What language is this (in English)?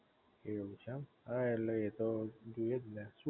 Gujarati